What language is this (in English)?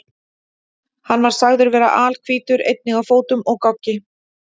Icelandic